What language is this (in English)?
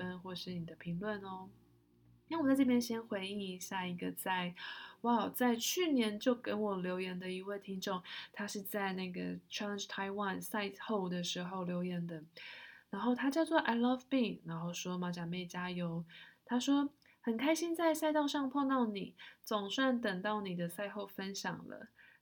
Chinese